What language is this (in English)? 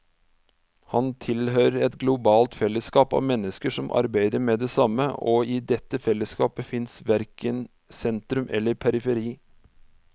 Norwegian